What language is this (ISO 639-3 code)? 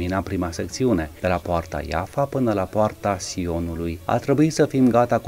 ron